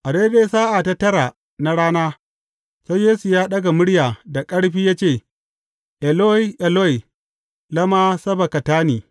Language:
Hausa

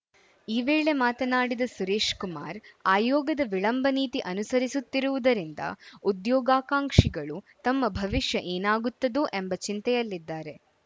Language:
Kannada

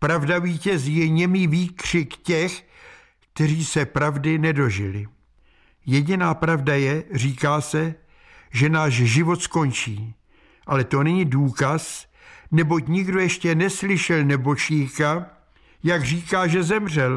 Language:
Czech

